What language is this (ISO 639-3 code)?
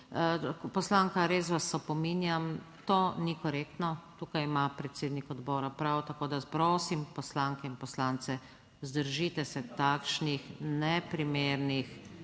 slv